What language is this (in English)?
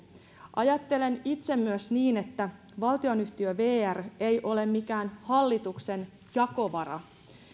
Finnish